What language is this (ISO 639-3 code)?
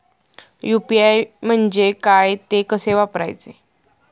mar